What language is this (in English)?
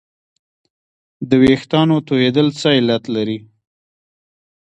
Pashto